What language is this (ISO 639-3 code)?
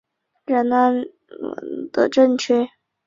zho